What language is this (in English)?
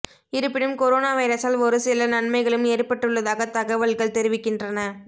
Tamil